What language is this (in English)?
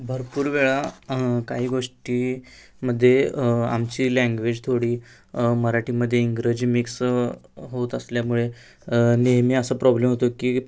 Marathi